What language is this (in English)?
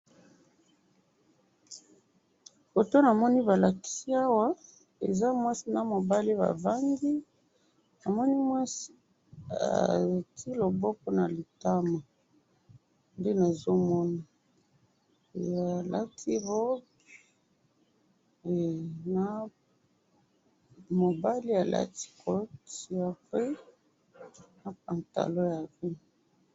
Lingala